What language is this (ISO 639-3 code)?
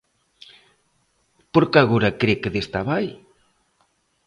glg